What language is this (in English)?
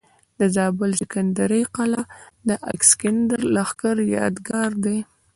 Pashto